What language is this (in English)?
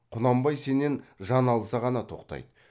Kazakh